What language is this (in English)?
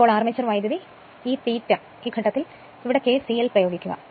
Malayalam